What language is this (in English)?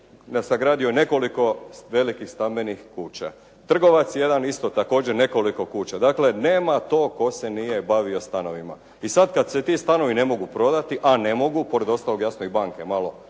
Croatian